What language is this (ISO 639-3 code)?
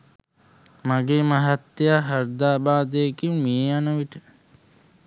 sin